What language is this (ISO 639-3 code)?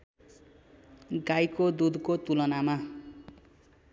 nep